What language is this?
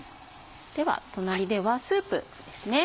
Japanese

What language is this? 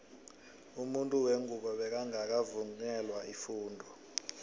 South Ndebele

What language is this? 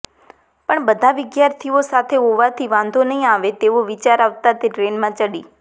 Gujarati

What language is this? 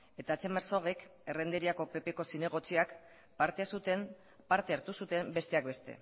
Basque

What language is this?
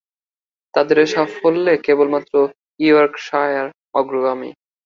Bangla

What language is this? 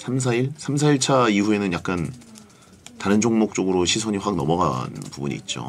Korean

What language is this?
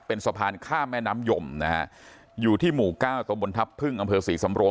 Thai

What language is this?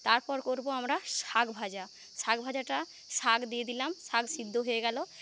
Bangla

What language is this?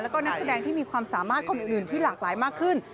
Thai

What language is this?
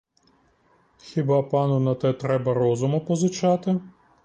Ukrainian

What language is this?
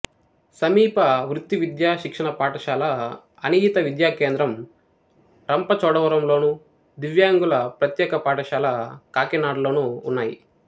Telugu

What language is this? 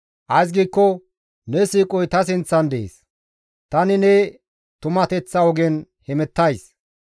Gamo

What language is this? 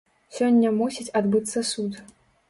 Belarusian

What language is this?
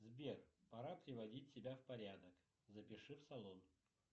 Russian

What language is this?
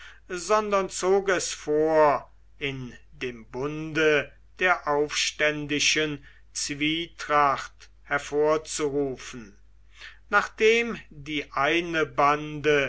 German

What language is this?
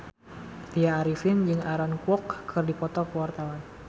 Sundanese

